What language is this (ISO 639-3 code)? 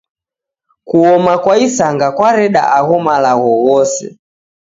dav